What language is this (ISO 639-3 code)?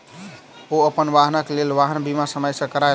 mai